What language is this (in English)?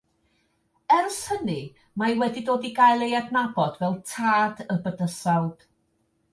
Welsh